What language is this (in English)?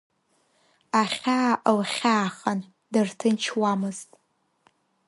Abkhazian